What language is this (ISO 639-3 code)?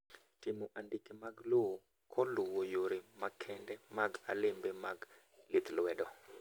luo